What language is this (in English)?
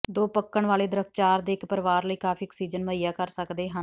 Punjabi